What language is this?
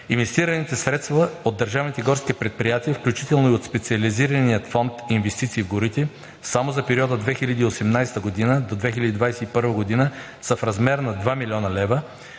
Bulgarian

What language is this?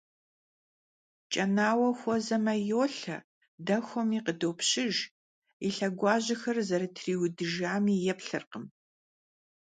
Kabardian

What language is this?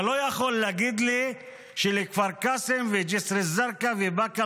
Hebrew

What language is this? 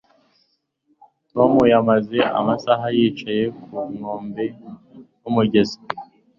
Kinyarwanda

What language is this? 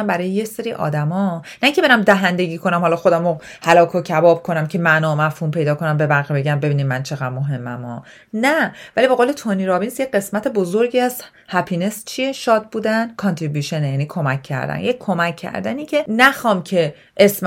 Persian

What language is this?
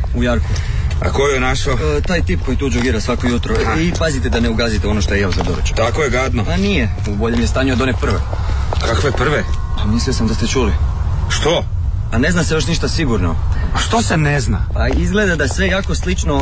Croatian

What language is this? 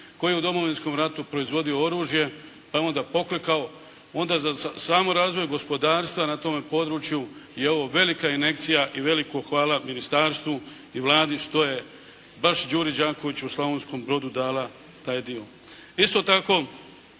Croatian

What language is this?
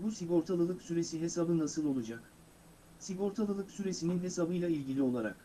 Turkish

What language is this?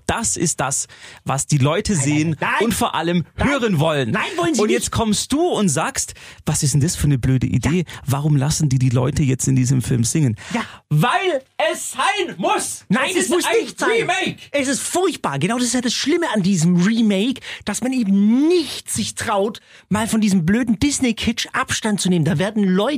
German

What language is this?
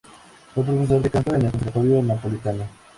Spanish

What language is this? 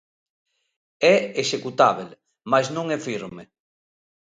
Galician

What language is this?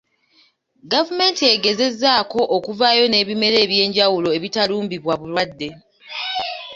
Ganda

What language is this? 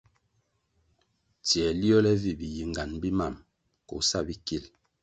Kwasio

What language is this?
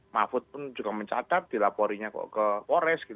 Indonesian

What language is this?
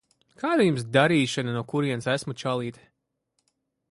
Latvian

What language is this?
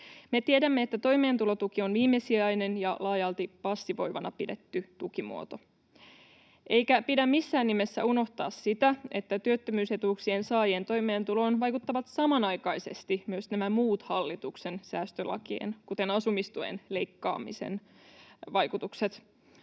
Finnish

